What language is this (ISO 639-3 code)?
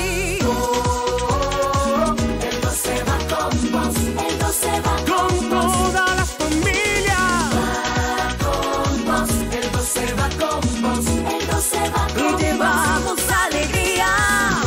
spa